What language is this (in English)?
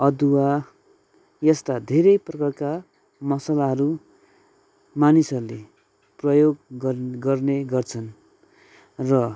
Nepali